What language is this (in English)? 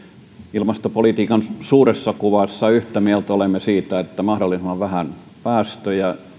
Finnish